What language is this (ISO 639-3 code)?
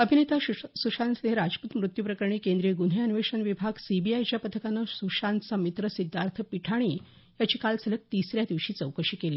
mar